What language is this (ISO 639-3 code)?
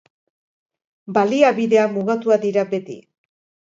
eus